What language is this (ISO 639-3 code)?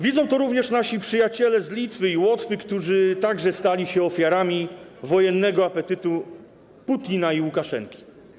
pol